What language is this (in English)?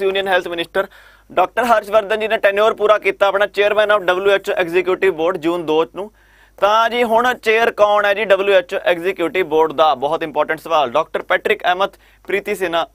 Hindi